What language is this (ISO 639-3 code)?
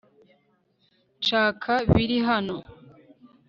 kin